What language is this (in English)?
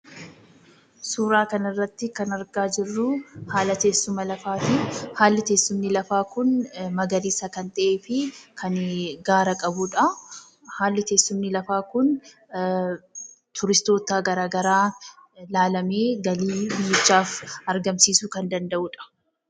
Oromo